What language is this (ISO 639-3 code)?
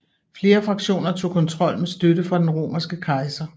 dan